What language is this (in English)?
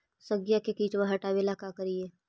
Magahi